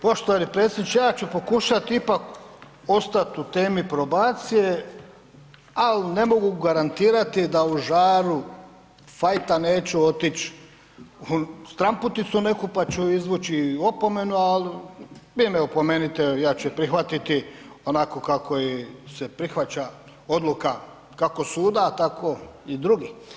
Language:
Croatian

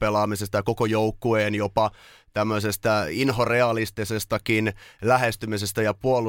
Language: Finnish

